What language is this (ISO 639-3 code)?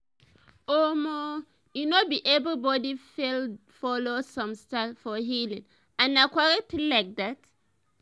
pcm